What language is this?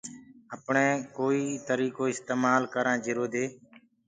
Gurgula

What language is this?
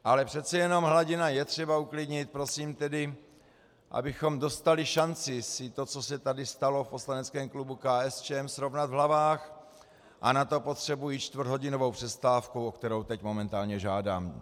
Czech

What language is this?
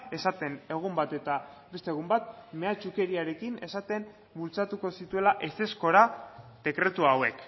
Basque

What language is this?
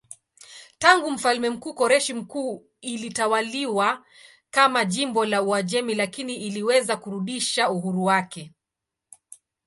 Swahili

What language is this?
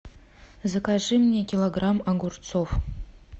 Russian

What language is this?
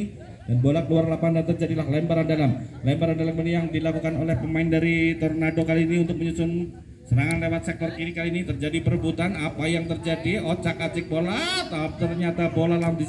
Indonesian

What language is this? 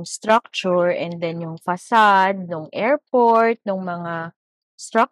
Filipino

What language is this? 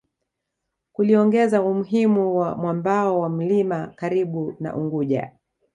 Swahili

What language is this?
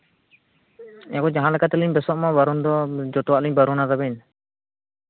Santali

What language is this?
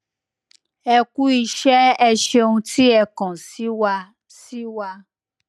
Yoruba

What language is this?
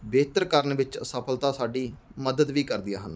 Punjabi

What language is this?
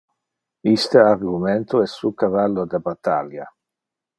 Interlingua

